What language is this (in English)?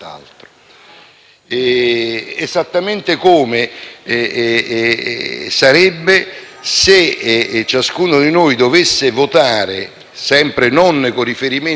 Italian